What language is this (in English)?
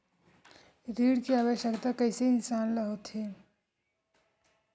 Chhattisgarhi